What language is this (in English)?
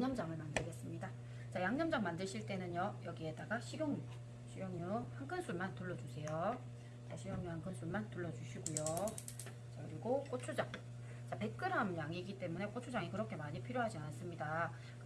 Korean